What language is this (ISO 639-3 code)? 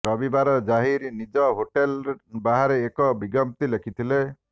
ori